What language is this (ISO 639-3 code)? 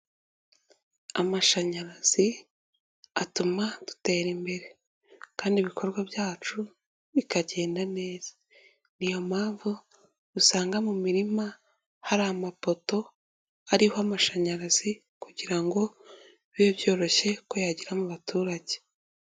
kin